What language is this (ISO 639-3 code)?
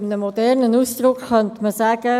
gsw